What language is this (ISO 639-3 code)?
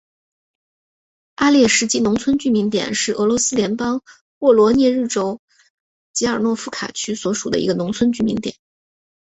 zho